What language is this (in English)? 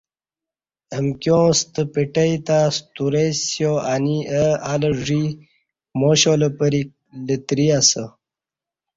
Kati